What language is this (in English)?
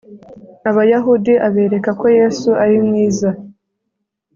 Kinyarwanda